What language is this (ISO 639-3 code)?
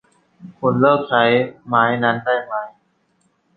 tha